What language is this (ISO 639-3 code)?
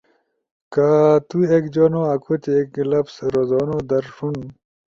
ush